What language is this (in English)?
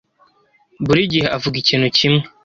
Kinyarwanda